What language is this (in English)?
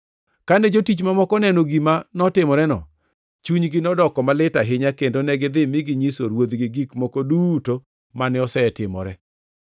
Luo (Kenya and Tanzania)